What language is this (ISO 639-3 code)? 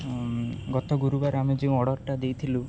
ori